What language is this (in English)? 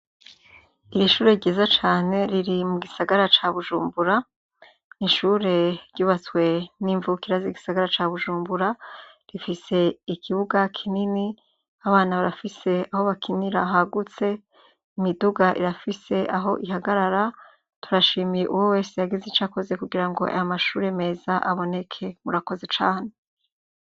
Rundi